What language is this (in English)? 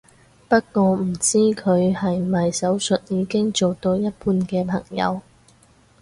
Cantonese